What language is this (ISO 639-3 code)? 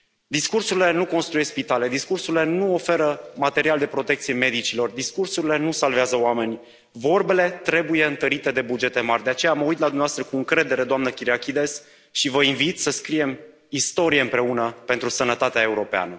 ron